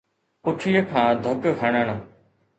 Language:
Sindhi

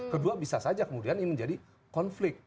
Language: Indonesian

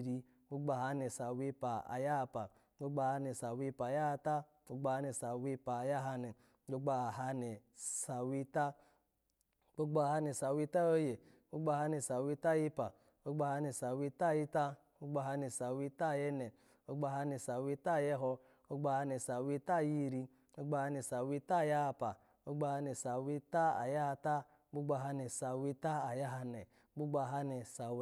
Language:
Alago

